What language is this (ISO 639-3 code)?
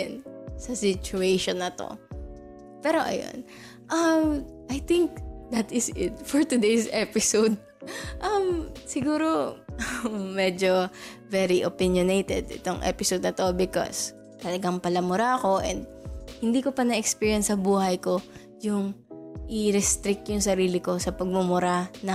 fil